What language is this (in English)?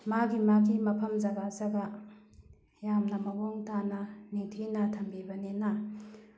Manipuri